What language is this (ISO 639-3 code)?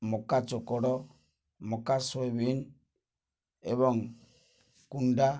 ori